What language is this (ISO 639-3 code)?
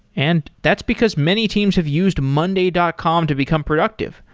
eng